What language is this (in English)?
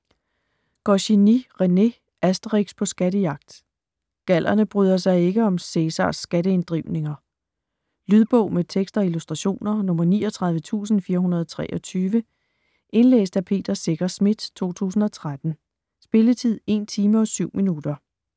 Danish